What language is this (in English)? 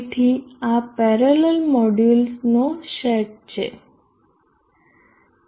Gujarati